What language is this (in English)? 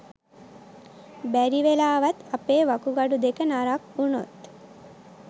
Sinhala